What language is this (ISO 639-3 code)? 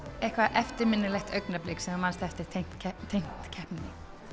isl